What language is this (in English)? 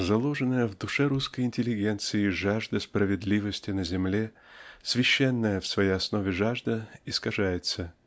Russian